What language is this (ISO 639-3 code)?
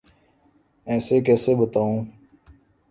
urd